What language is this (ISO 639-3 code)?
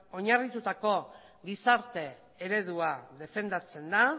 eus